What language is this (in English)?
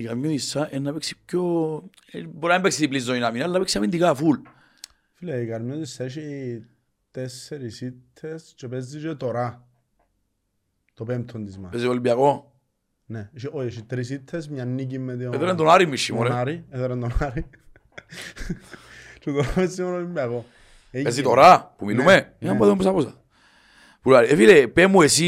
Greek